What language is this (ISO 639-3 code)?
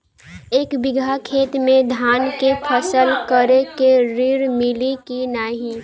bho